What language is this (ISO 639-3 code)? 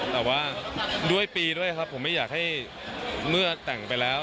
tha